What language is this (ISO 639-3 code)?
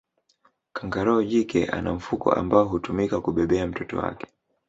swa